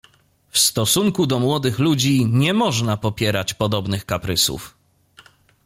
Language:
Polish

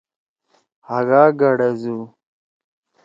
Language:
Torwali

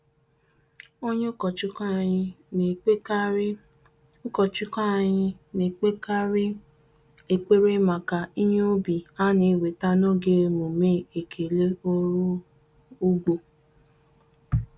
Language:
Igbo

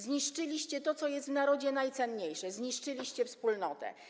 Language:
Polish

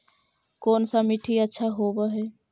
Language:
Magahi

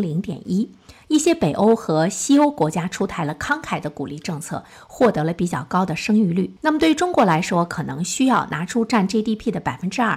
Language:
Chinese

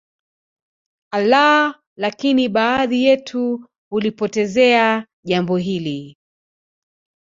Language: Swahili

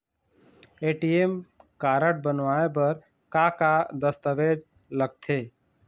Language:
Chhattisgarhi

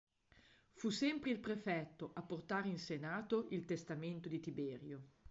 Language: Italian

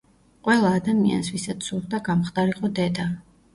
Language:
Georgian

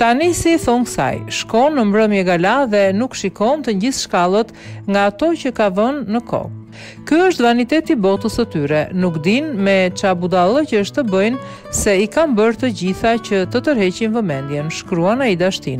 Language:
Romanian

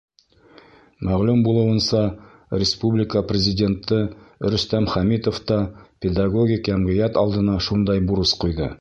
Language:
Bashkir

